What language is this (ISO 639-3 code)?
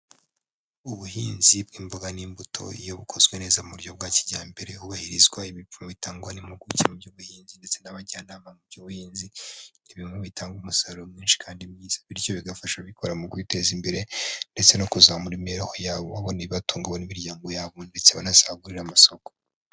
kin